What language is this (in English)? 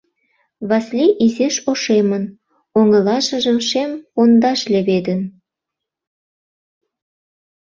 Mari